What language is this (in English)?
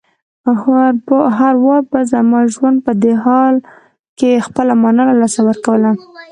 Pashto